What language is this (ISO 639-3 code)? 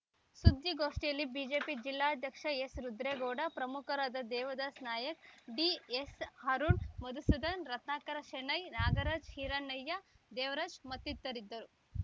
kan